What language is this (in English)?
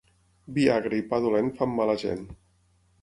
Catalan